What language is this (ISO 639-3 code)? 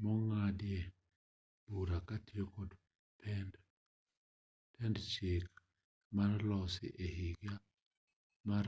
luo